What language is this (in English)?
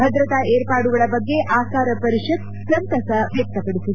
Kannada